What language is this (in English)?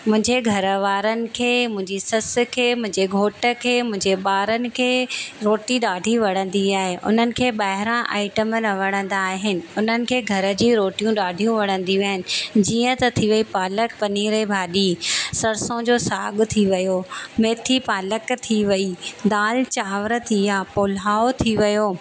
Sindhi